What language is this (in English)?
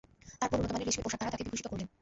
Bangla